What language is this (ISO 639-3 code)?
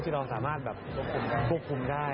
tha